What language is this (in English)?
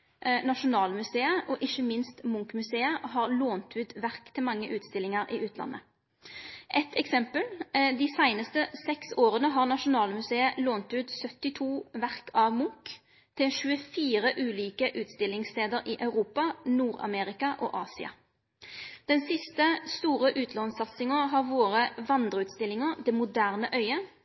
Norwegian Nynorsk